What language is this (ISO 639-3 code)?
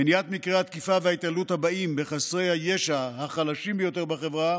heb